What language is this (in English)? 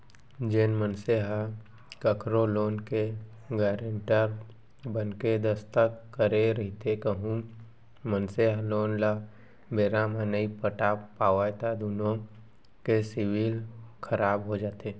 Chhattisgarhi